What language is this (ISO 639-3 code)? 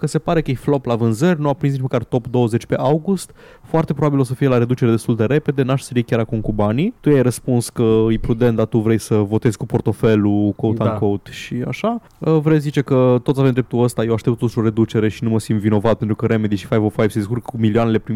ron